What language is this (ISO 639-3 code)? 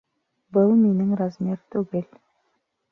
bak